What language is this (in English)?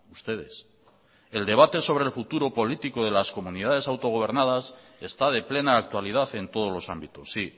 Spanish